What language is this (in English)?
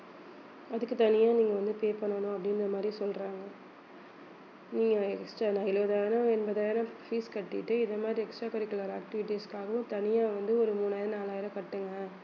Tamil